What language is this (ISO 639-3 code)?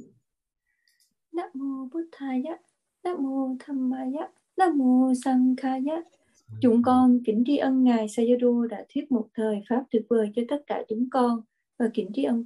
vie